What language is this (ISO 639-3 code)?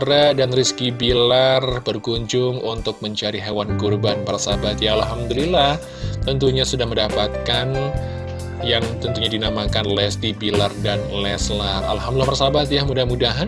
ind